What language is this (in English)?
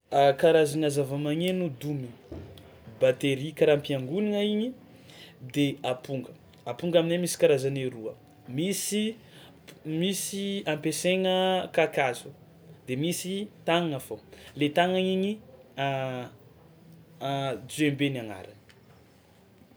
Tsimihety Malagasy